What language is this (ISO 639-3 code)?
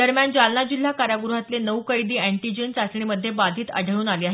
mar